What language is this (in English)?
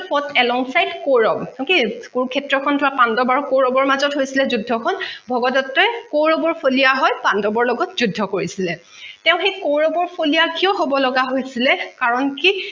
Assamese